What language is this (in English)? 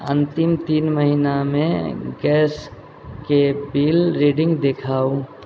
Maithili